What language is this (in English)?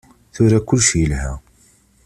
Kabyle